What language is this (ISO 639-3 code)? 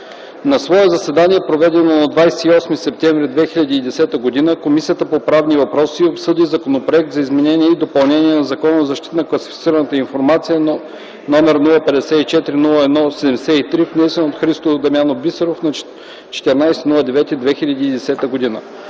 bul